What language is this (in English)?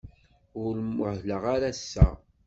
Kabyle